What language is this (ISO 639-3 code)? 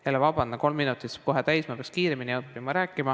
est